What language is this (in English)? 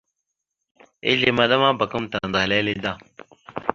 Mada (Cameroon)